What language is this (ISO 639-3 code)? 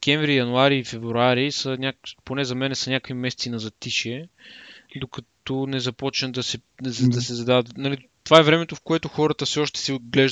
bul